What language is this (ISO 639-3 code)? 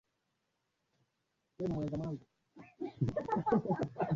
swa